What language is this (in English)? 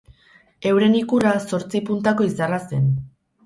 Basque